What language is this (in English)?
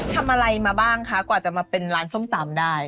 Thai